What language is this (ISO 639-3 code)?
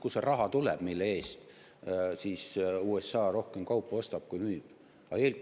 est